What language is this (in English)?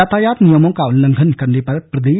Hindi